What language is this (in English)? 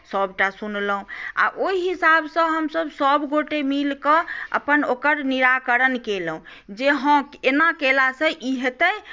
Maithili